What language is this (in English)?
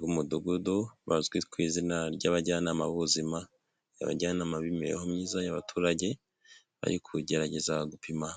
Kinyarwanda